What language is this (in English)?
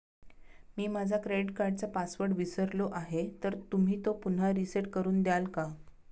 Marathi